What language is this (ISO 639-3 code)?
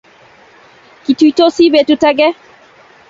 kln